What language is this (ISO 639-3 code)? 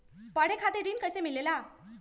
mag